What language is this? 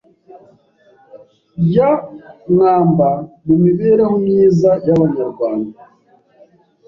Kinyarwanda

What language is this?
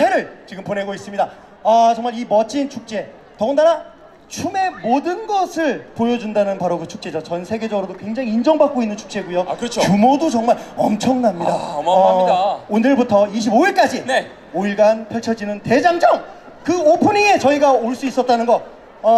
Korean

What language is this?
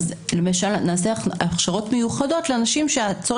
Hebrew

